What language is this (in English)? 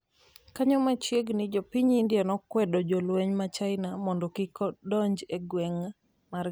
Luo (Kenya and Tanzania)